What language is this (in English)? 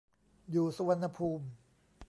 Thai